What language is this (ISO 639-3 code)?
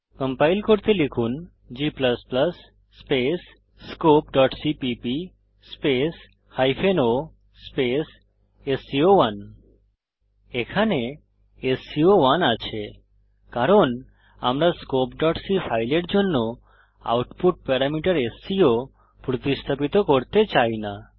ben